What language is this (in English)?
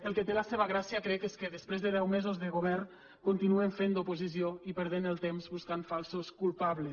Catalan